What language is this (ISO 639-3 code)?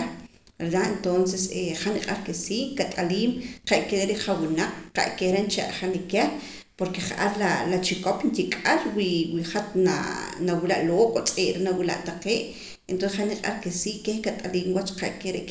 poc